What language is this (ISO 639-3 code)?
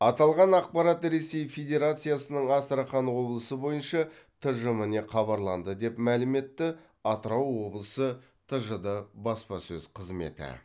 kaz